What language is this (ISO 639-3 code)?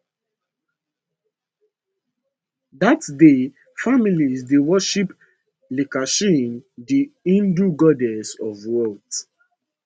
pcm